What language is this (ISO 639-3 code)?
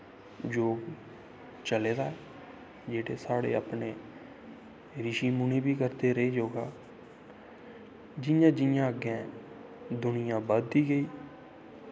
doi